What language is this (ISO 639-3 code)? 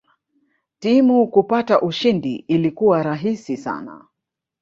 swa